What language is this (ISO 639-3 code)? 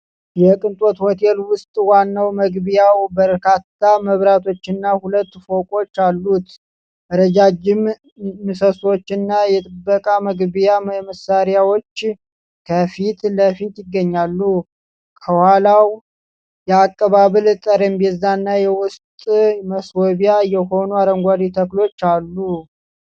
amh